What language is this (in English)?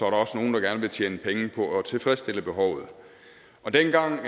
Danish